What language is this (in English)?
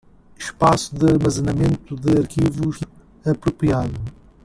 Portuguese